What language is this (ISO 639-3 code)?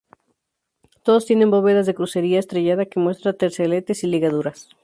spa